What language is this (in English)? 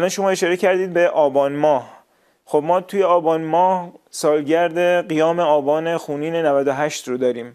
Persian